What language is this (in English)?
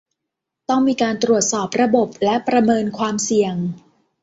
Thai